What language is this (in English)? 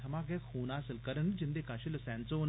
Dogri